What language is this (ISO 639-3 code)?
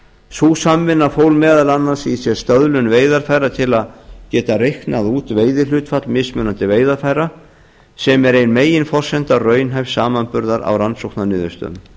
isl